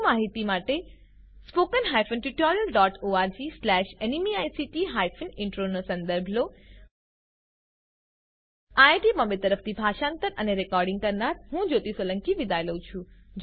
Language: Gujarati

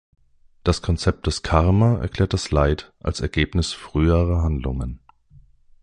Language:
German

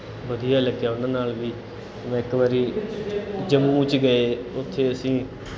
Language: Punjabi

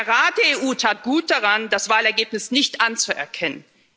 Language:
German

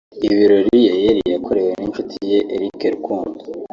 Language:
Kinyarwanda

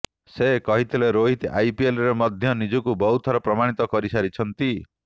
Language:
Odia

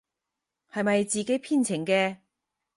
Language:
Cantonese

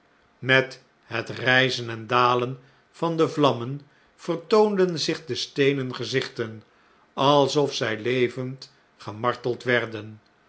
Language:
Dutch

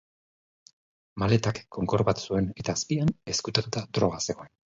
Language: Basque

